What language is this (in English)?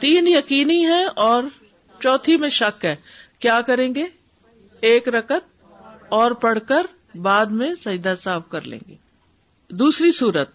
Urdu